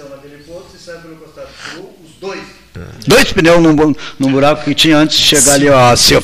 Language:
Portuguese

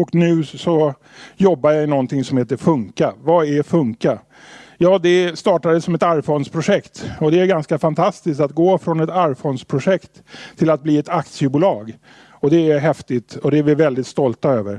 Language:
Swedish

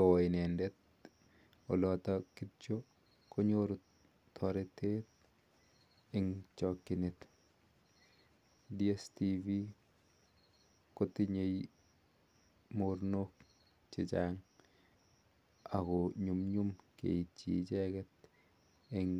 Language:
Kalenjin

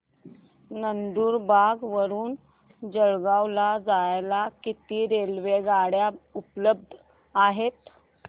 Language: Marathi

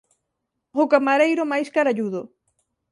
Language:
Galician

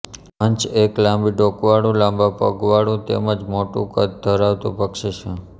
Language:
Gujarati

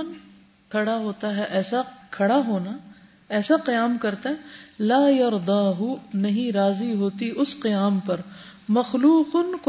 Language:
Urdu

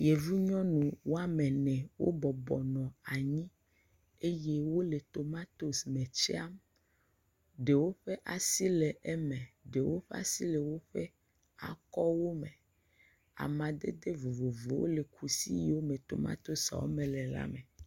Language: Ewe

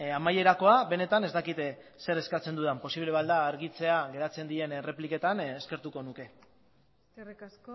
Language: Basque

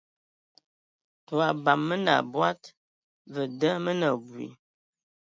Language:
Ewondo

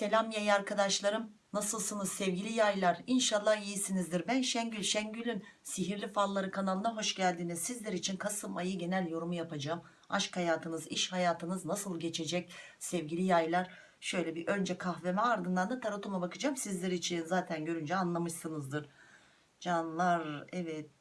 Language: Turkish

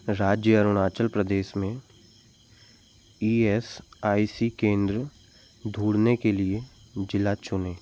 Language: Hindi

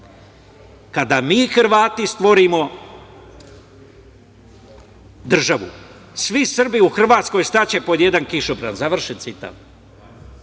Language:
Serbian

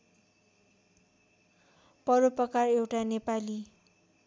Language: Nepali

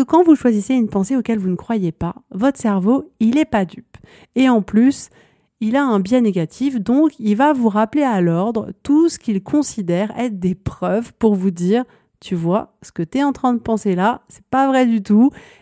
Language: French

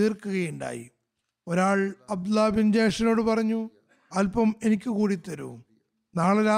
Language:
Malayalam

